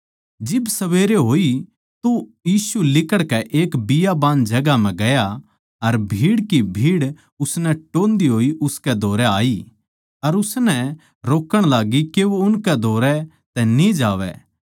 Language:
Haryanvi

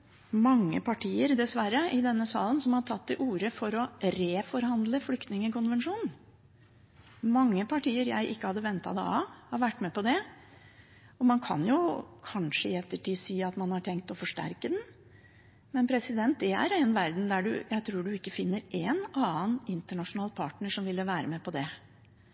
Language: Norwegian Bokmål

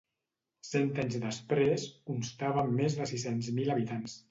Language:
Catalan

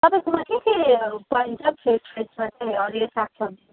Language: Nepali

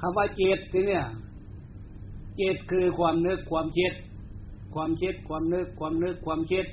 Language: Thai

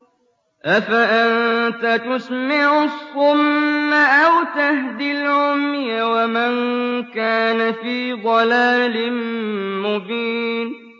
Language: Arabic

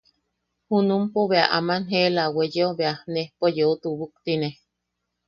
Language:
Yaqui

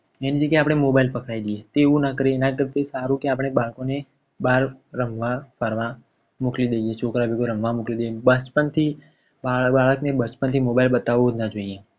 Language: Gujarati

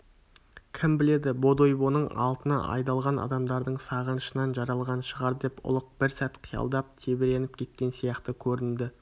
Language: Kazakh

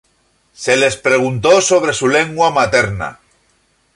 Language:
Spanish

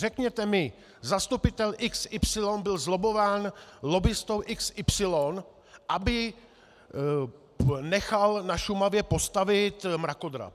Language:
Czech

